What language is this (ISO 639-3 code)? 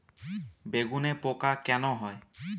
ben